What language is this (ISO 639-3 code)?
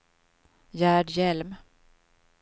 swe